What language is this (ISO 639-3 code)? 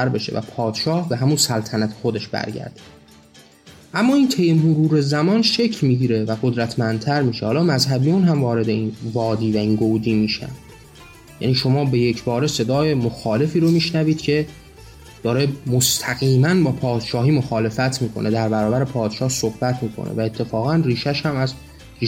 fas